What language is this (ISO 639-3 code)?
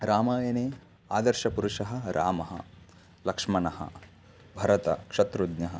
san